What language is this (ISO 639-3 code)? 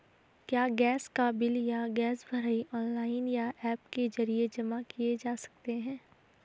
hin